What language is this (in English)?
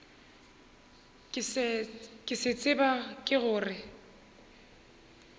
Northern Sotho